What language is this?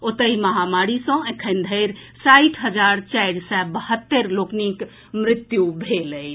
Maithili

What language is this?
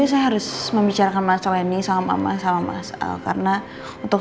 Indonesian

